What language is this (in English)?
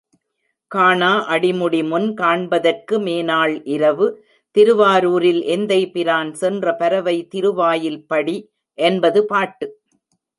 Tamil